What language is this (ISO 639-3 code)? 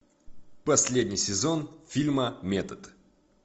rus